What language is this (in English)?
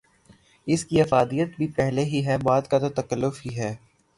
Urdu